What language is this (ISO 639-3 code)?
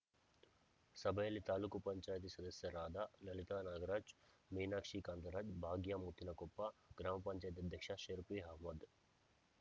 kan